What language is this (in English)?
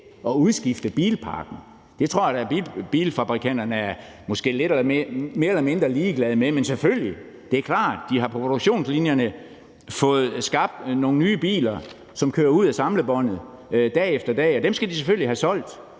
Danish